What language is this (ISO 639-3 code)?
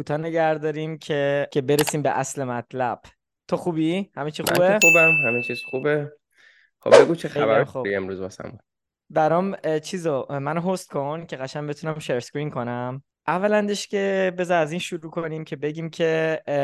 fas